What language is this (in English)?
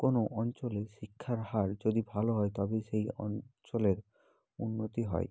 Bangla